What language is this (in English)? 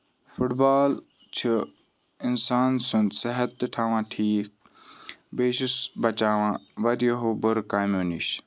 Kashmiri